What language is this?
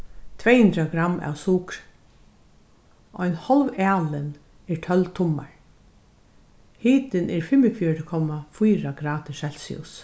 Faroese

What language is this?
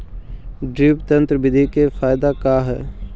Magahi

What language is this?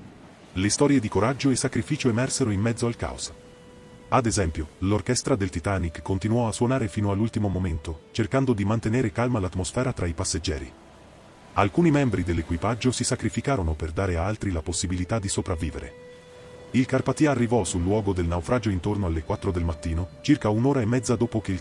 Italian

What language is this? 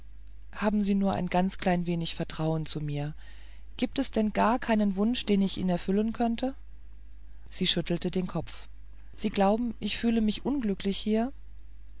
German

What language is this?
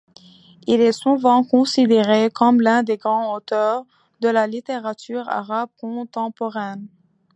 French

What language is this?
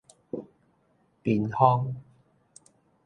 Min Nan Chinese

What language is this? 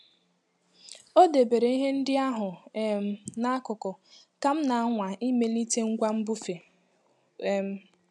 Igbo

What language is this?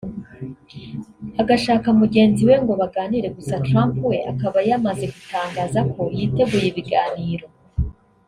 Kinyarwanda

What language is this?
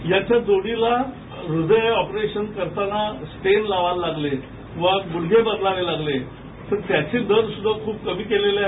Marathi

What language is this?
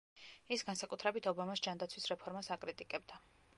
Georgian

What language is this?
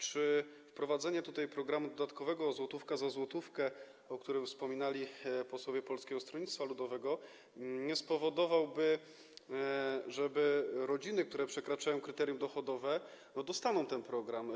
Polish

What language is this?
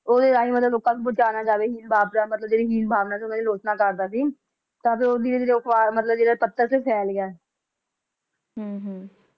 Punjabi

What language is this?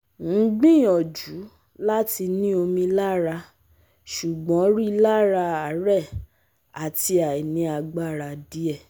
Yoruba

